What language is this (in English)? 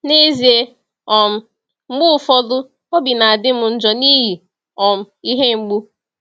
Igbo